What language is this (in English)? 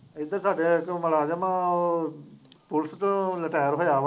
Punjabi